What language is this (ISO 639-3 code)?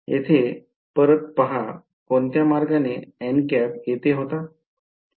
mar